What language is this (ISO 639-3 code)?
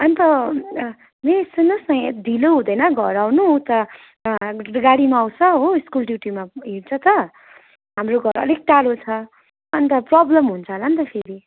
nep